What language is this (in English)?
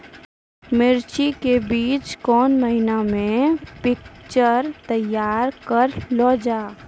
Maithili